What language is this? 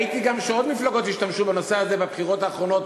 Hebrew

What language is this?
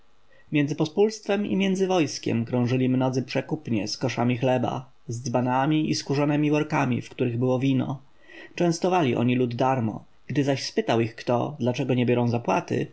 Polish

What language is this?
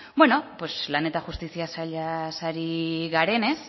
Basque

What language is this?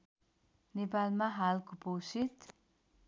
Nepali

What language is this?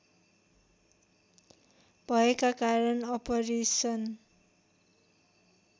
Nepali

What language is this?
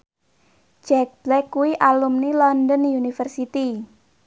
Javanese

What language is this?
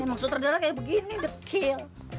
Indonesian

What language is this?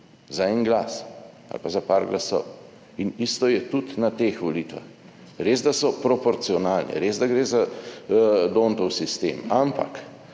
Slovenian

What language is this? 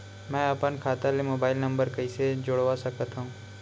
Chhattisgarhi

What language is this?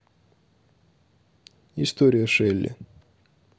Russian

